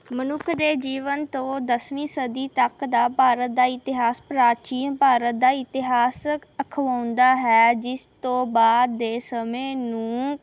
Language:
Punjabi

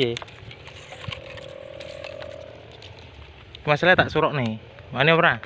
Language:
Indonesian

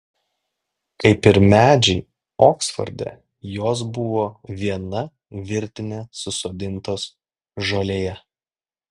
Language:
Lithuanian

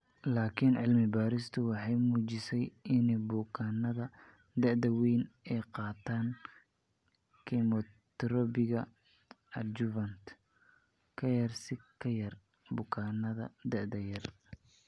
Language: Somali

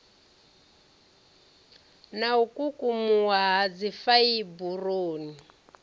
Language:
Venda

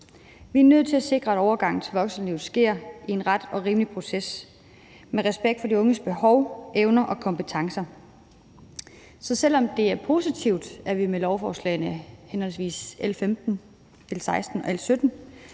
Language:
Danish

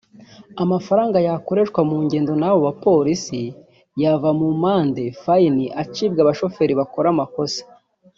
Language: Kinyarwanda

